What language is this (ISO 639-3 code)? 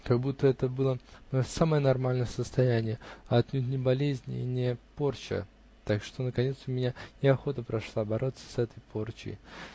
rus